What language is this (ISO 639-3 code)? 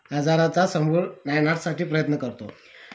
mar